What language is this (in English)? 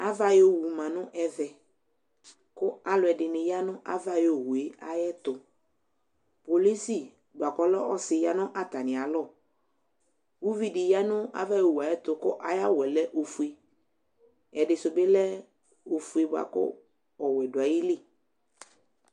Ikposo